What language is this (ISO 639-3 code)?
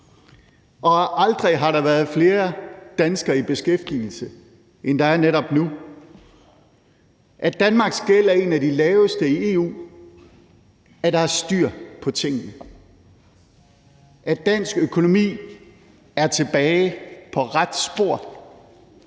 dan